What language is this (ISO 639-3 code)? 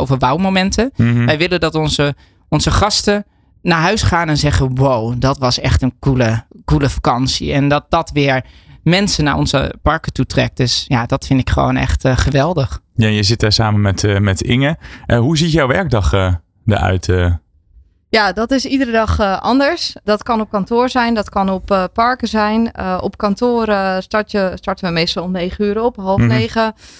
nld